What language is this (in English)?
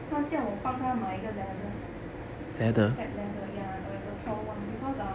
English